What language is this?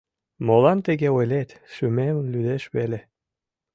Mari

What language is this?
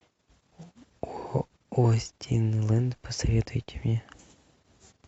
Russian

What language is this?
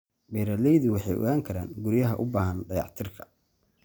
Somali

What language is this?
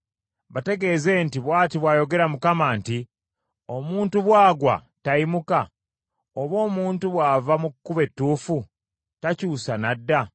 Ganda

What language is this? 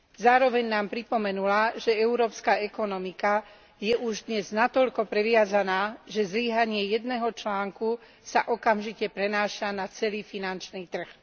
Slovak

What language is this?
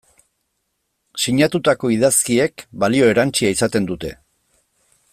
Basque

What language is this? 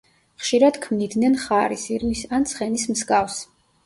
Georgian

